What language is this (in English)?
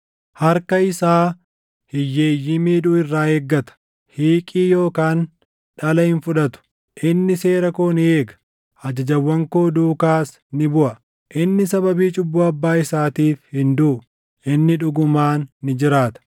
Oromo